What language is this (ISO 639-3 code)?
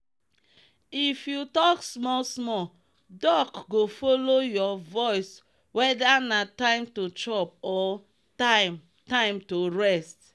pcm